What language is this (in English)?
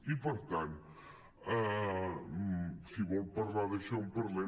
Catalan